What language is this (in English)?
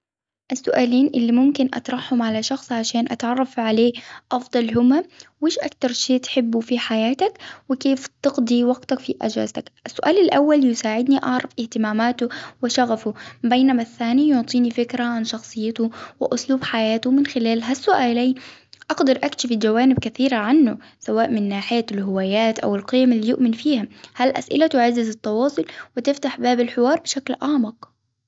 Hijazi Arabic